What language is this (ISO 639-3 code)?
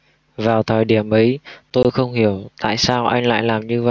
vie